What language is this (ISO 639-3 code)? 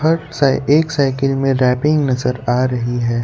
hin